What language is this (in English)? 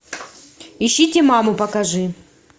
Russian